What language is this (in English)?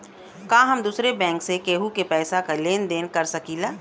Bhojpuri